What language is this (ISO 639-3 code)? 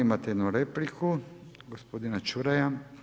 hrv